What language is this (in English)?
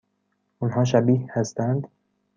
Persian